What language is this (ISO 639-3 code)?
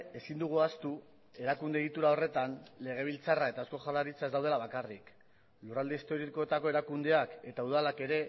eus